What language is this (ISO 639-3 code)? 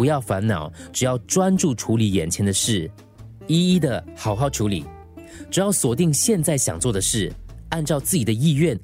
zho